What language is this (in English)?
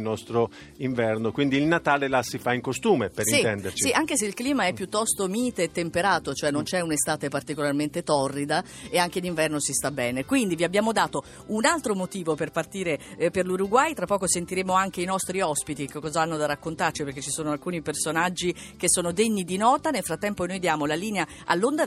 Italian